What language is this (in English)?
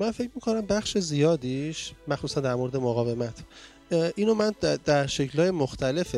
Persian